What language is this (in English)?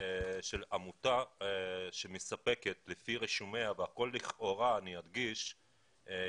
Hebrew